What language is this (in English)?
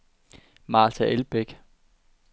Danish